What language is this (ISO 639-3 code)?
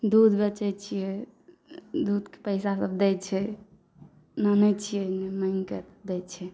mai